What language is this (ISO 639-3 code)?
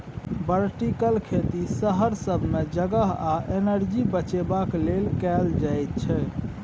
mai